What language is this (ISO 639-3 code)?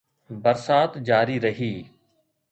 snd